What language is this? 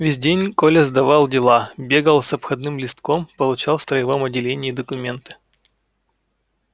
Russian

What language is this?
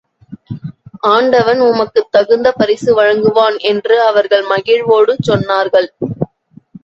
Tamil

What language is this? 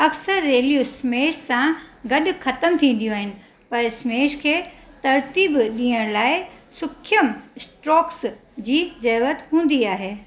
Sindhi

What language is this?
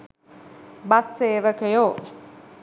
Sinhala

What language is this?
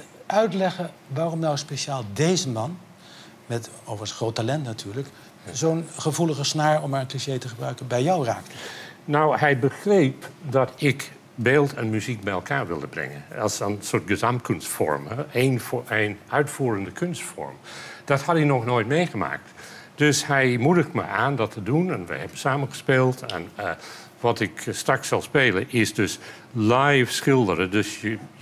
Dutch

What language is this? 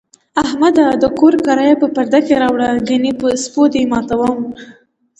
Pashto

